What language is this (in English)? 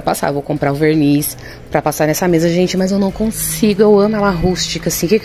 Portuguese